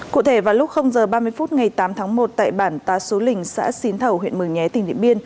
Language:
Vietnamese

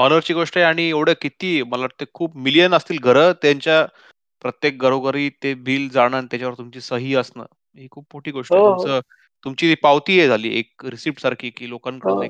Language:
Marathi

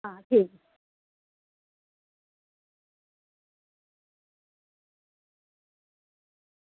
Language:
Dogri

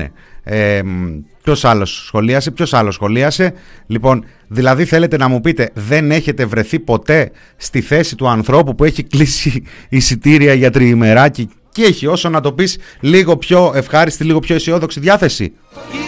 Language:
Greek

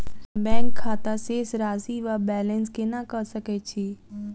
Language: Maithili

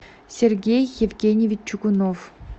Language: Russian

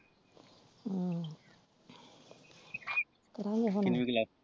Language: Punjabi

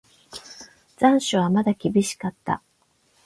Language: Japanese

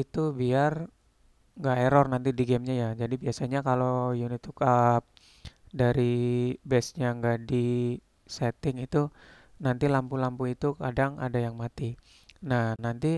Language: Indonesian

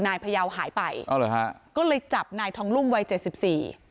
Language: Thai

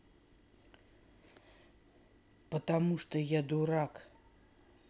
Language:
Russian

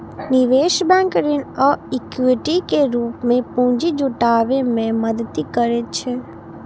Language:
Maithili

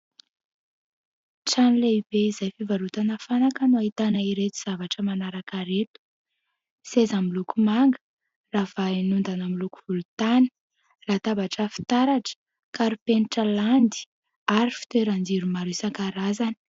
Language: Malagasy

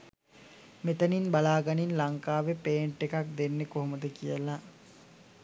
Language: Sinhala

